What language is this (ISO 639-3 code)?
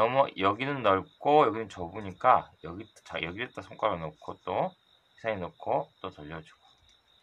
kor